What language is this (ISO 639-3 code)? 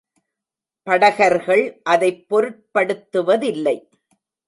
tam